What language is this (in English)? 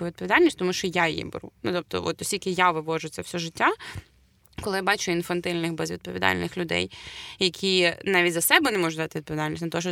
Ukrainian